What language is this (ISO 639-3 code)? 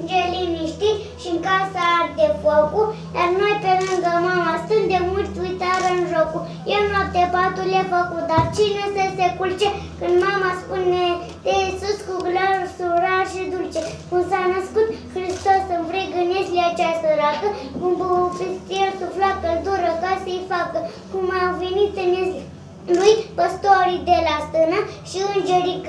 ron